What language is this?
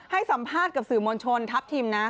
Thai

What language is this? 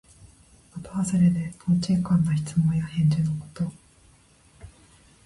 Japanese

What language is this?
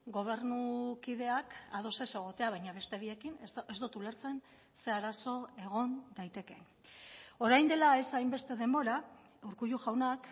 Basque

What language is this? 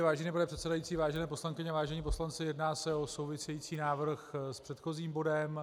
Czech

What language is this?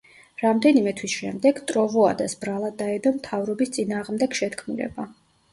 Georgian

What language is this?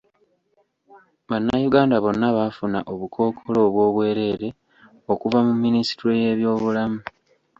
Ganda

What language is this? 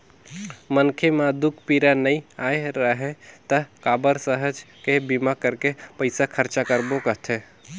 Chhattisgarhi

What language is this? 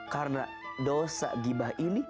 Indonesian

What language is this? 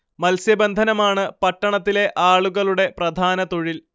Malayalam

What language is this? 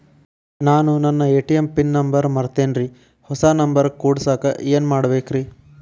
Kannada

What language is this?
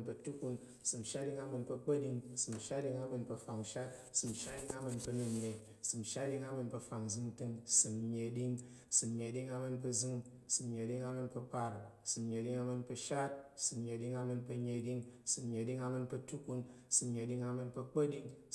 Tarok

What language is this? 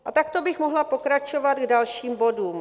Czech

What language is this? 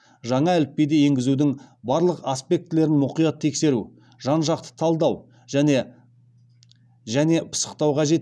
Kazakh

